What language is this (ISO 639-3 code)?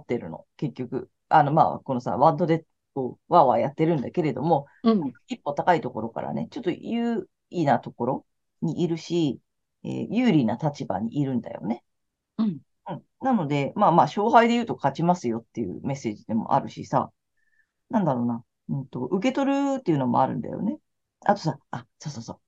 jpn